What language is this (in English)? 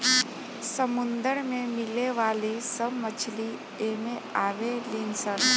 Bhojpuri